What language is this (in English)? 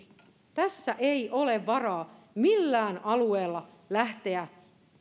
Finnish